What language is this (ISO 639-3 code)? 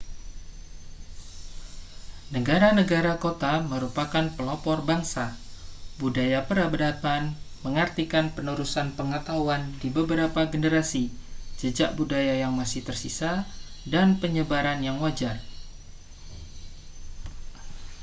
ind